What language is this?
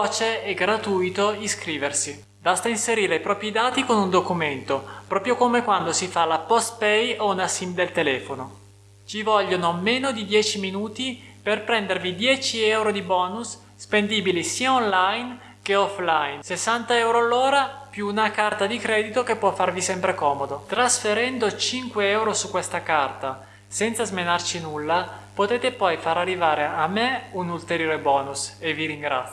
Italian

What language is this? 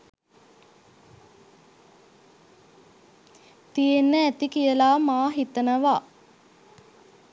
Sinhala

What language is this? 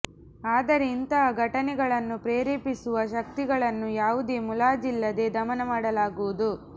Kannada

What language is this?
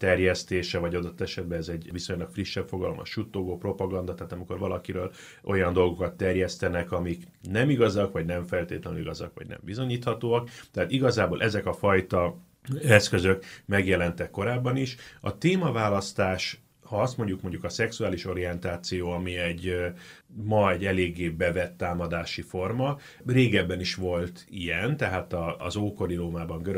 Hungarian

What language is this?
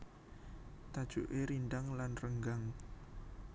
Javanese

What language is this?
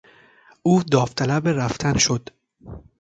Persian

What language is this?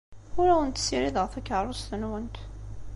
Kabyle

